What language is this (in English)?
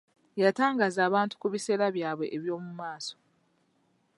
Ganda